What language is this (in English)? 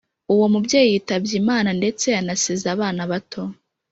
Kinyarwanda